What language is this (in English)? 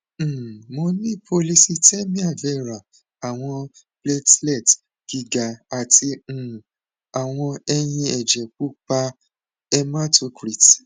Yoruba